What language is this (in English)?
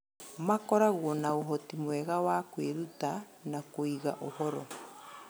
Kikuyu